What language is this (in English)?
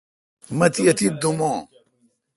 Kalkoti